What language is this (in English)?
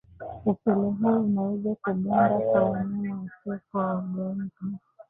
Swahili